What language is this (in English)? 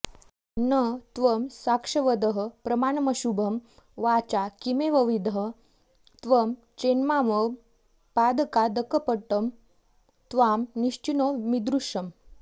Sanskrit